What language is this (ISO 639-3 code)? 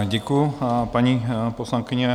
ces